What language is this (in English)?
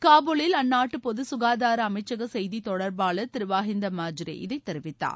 Tamil